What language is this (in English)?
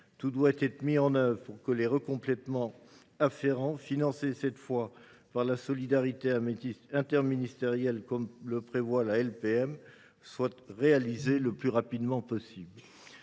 French